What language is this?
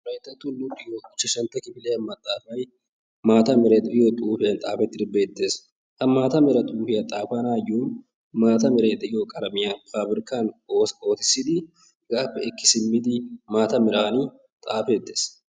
Wolaytta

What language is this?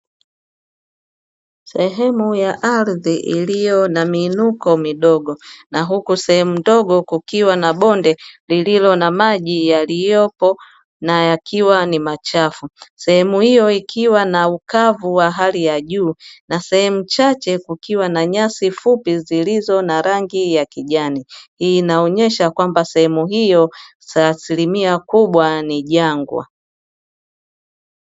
Swahili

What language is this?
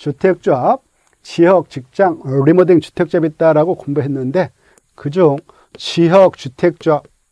Korean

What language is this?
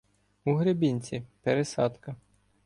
Ukrainian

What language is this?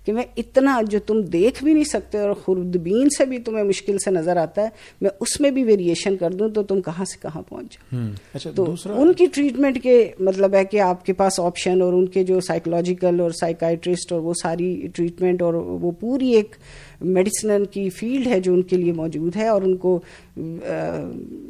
Urdu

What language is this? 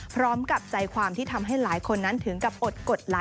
Thai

